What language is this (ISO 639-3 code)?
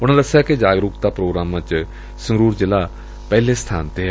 pan